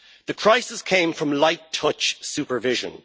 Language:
English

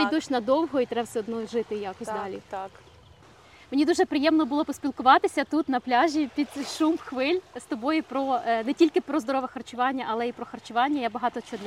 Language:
Ukrainian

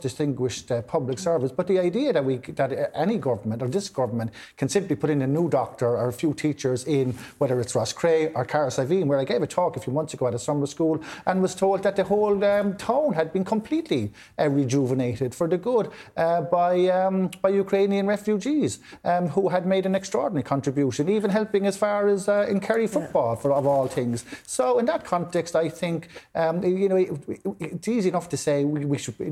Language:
English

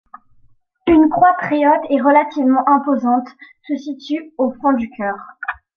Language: French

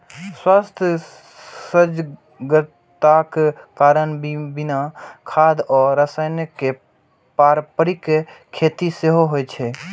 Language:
Maithili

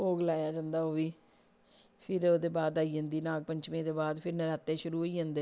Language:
Dogri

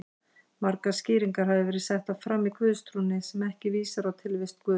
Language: Icelandic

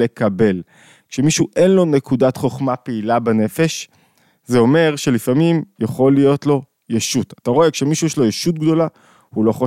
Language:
Hebrew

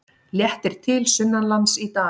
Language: Icelandic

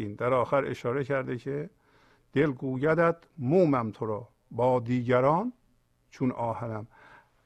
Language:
Persian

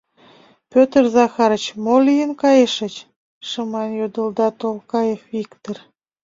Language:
Mari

